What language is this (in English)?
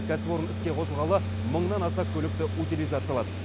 Kazakh